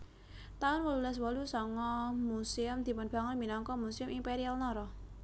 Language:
Javanese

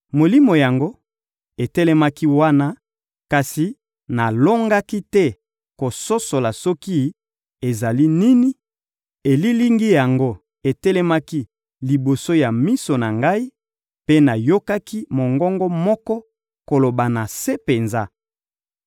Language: Lingala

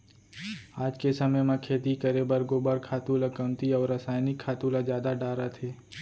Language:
Chhattisgarhi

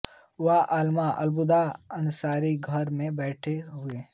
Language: Hindi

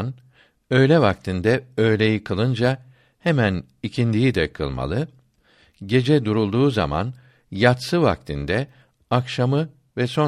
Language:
Turkish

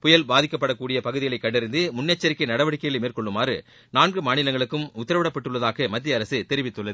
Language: Tamil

